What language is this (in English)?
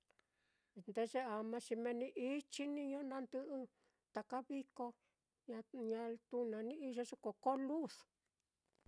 Mitlatongo Mixtec